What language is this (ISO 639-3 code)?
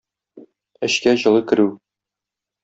tat